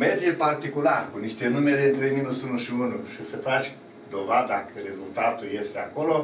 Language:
Romanian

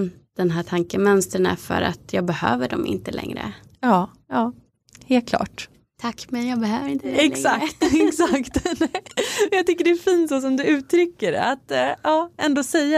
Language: Swedish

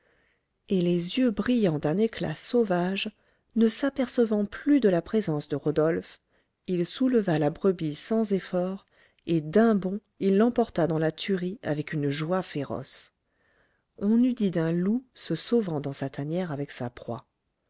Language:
French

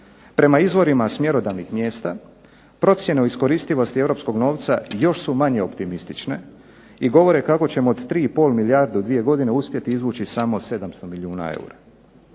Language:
Croatian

